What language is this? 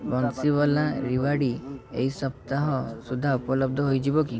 Odia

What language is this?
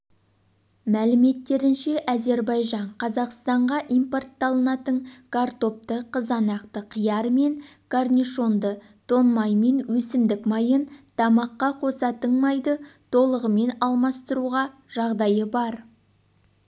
Kazakh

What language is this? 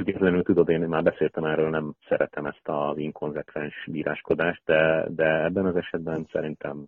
Hungarian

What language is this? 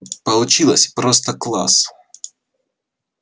Russian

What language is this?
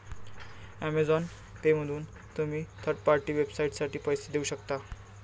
Marathi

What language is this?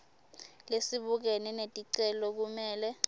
Swati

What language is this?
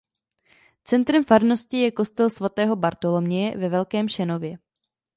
Czech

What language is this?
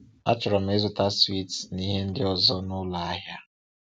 Igbo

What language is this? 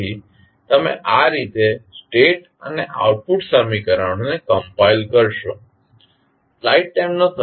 Gujarati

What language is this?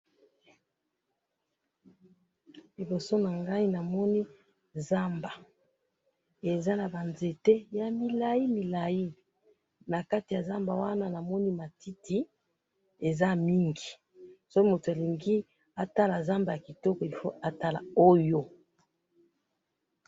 Lingala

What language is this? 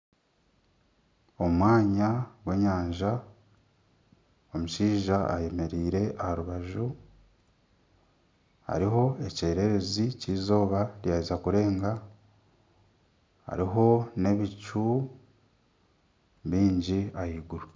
Nyankole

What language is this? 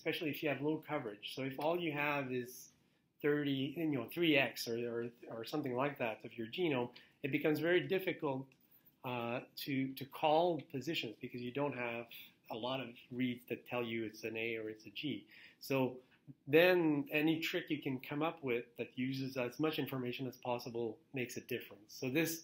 English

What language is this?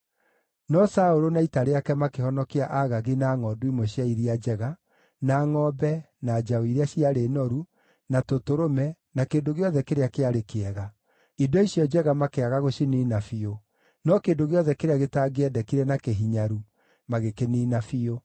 Kikuyu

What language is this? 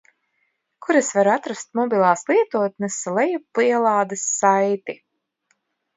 Latvian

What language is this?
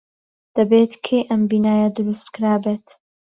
Central Kurdish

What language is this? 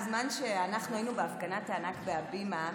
Hebrew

